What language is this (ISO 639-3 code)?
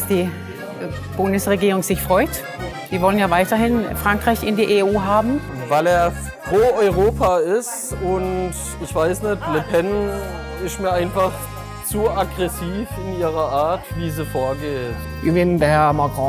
deu